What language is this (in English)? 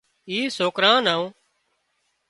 Wadiyara Koli